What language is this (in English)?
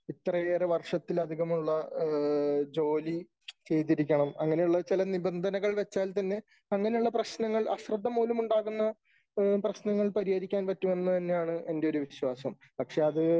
Malayalam